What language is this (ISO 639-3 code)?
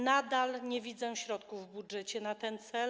pol